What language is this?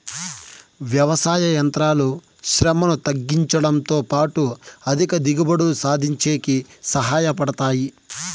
Telugu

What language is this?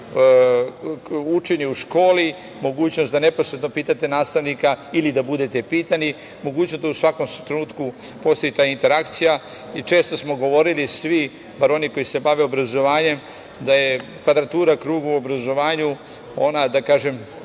Serbian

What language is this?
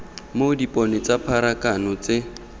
Tswana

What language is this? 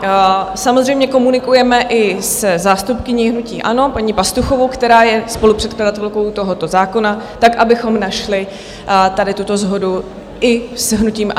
Czech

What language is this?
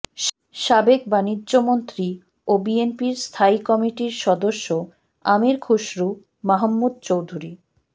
Bangla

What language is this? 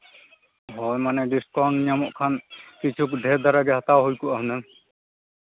Santali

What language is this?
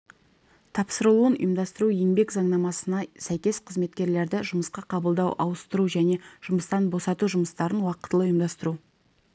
Kazakh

